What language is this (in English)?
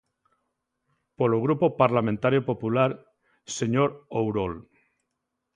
Galician